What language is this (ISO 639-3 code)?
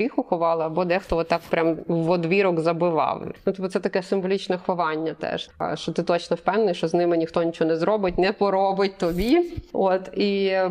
ukr